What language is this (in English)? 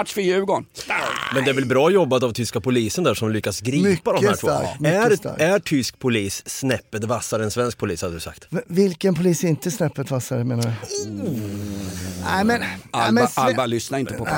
Swedish